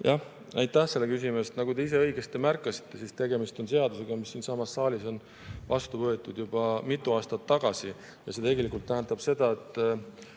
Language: Estonian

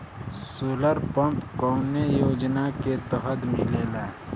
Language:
Bhojpuri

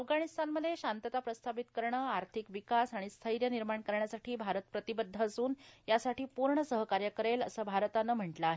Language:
Marathi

